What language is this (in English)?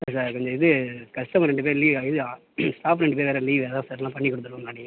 Tamil